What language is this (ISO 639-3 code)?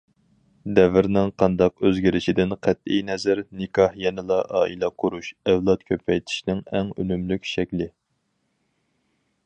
uig